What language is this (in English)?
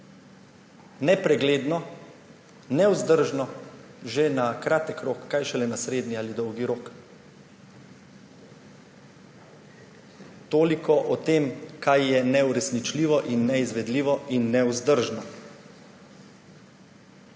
Slovenian